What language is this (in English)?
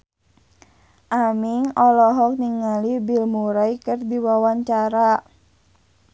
Sundanese